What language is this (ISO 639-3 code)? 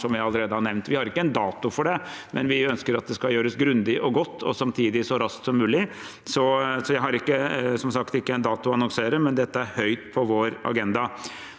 nor